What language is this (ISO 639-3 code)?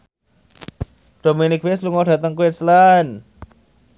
jav